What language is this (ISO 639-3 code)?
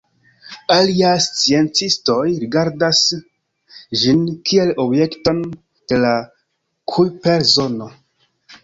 epo